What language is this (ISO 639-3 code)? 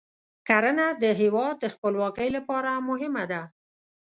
pus